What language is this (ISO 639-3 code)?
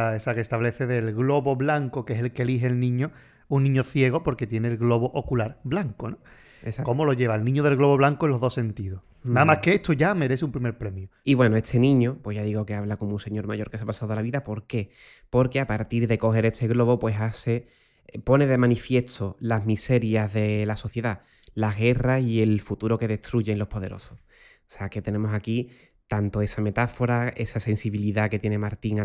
spa